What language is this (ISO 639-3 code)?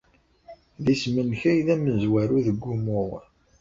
kab